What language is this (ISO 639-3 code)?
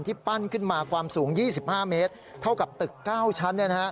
tha